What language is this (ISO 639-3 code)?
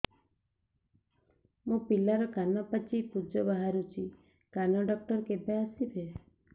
ori